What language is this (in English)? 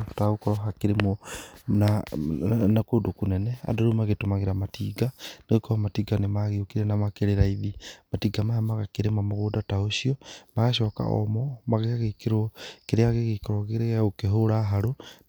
Kikuyu